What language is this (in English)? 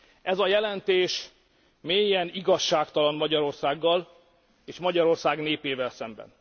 Hungarian